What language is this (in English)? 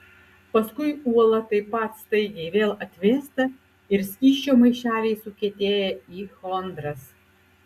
Lithuanian